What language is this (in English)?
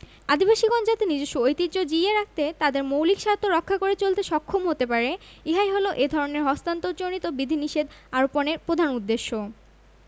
Bangla